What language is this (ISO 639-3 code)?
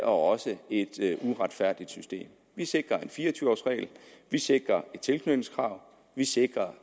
dan